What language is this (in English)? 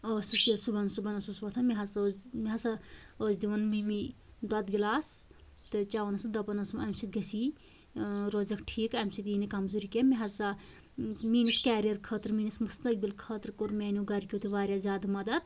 Kashmiri